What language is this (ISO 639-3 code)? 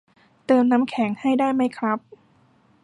tha